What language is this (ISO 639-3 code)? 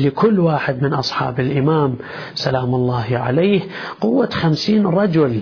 ara